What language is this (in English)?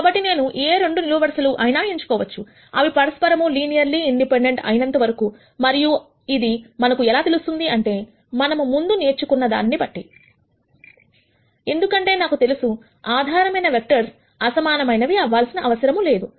Telugu